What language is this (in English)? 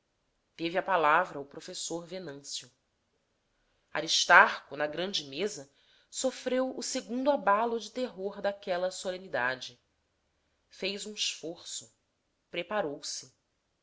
Portuguese